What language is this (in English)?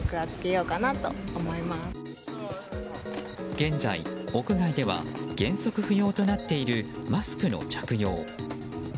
Japanese